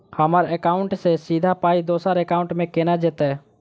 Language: Maithili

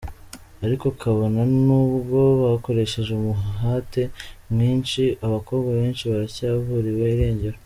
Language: Kinyarwanda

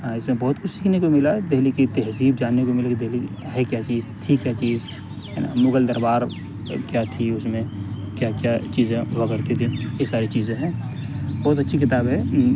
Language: Urdu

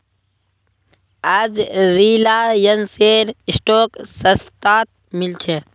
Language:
Magahi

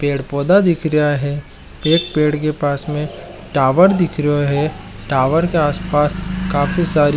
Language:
Marwari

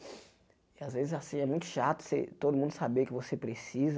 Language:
Portuguese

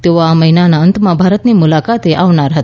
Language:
Gujarati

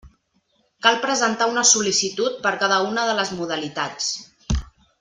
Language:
Catalan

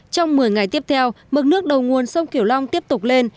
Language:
Vietnamese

